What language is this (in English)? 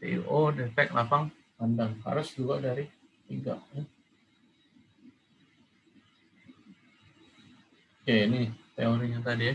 Indonesian